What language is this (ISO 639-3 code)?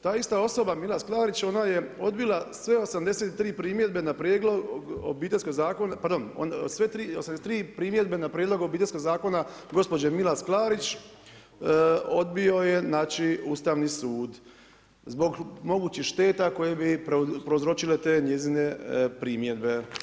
hrv